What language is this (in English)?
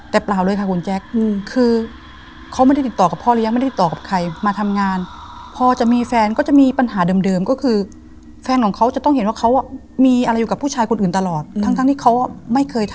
Thai